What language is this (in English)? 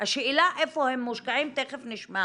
Hebrew